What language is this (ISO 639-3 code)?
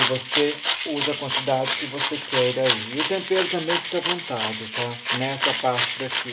por